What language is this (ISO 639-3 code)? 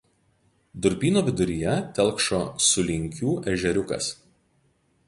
lit